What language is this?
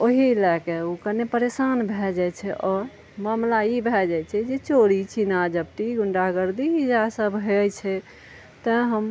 Maithili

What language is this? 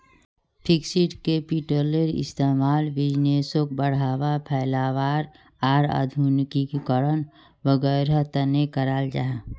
Magahi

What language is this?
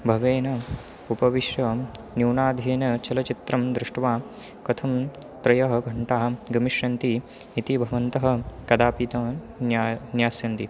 Sanskrit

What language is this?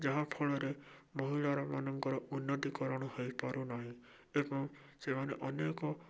Odia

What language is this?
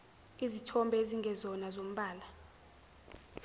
Zulu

